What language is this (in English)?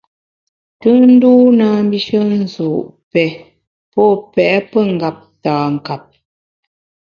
Bamun